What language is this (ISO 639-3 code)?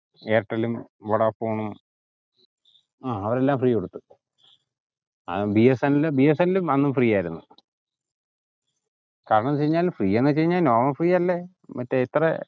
mal